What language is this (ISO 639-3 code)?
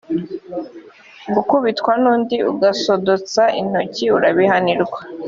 kin